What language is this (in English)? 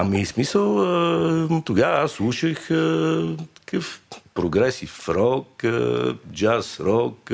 Bulgarian